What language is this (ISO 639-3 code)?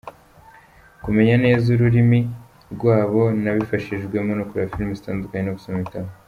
kin